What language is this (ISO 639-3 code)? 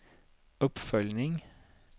swe